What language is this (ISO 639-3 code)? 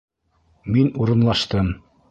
bak